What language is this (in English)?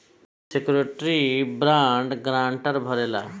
Bhojpuri